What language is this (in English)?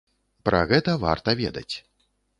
Belarusian